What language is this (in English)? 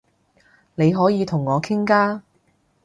Cantonese